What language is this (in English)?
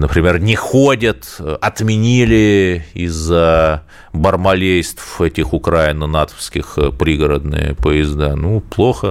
Russian